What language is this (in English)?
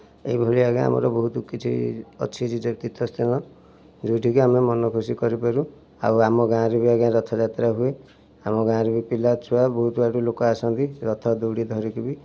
Odia